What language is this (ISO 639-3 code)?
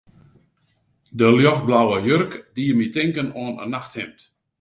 fry